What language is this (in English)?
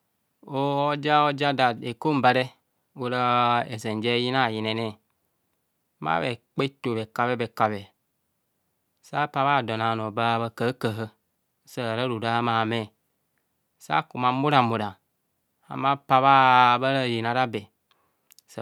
Kohumono